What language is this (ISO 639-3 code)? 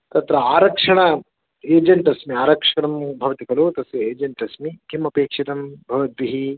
san